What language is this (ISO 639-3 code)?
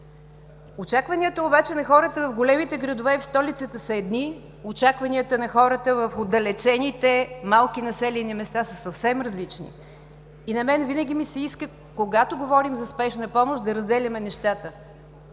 bul